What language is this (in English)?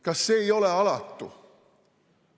Estonian